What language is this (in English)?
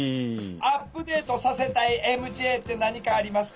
Japanese